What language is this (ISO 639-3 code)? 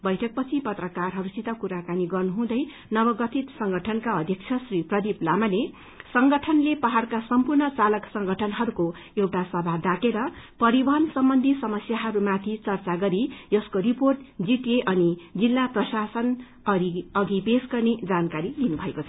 nep